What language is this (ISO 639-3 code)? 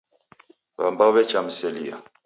dav